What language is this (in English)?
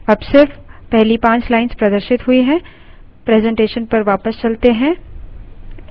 Hindi